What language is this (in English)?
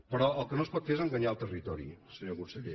Catalan